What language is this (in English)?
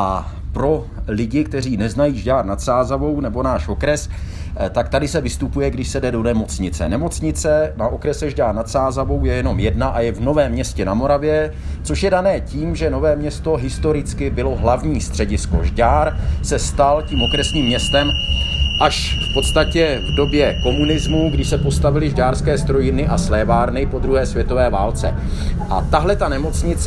Czech